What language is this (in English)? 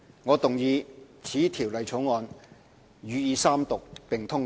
Cantonese